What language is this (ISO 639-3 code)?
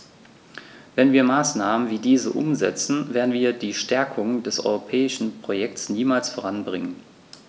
deu